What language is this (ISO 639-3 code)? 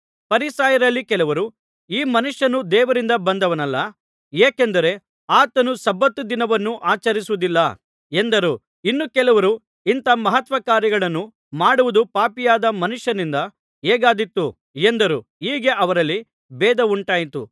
kan